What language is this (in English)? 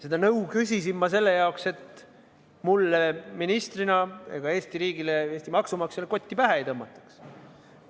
Estonian